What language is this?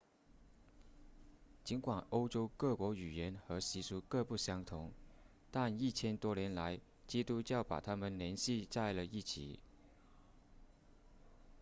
Chinese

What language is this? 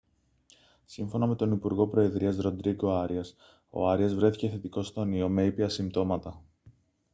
Greek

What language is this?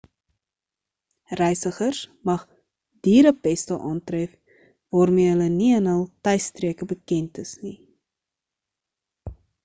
Afrikaans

